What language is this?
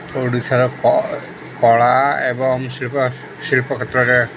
Odia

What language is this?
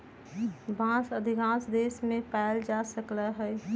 Magahi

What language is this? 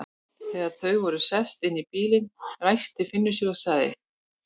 Icelandic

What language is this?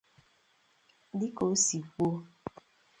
Igbo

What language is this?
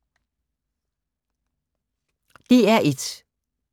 Danish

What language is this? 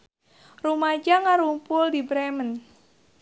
Sundanese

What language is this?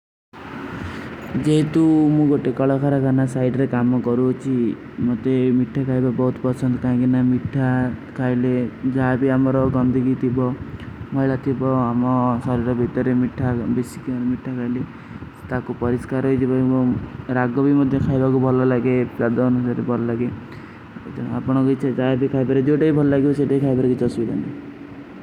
Kui (India)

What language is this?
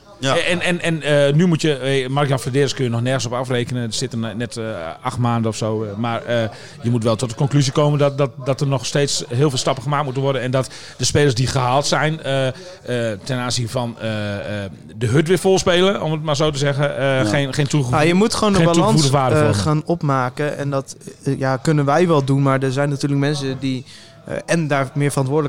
Dutch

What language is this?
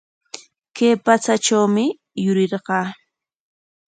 Corongo Ancash Quechua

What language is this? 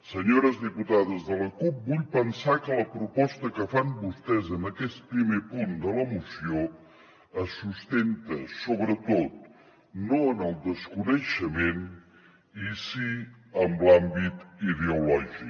Catalan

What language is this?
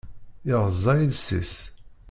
Kabyle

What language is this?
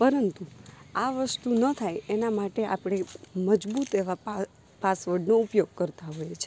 Gujarati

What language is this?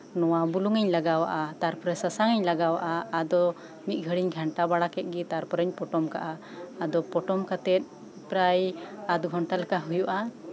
Santali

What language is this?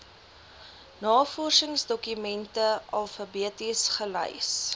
Afrikaans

